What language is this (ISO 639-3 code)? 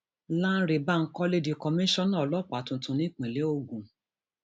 yor